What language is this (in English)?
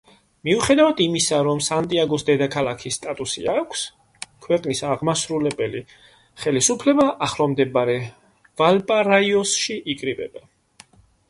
Georgian